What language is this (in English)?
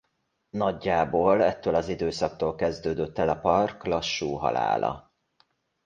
Hungarian